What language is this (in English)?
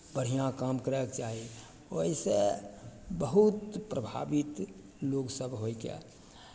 Maithili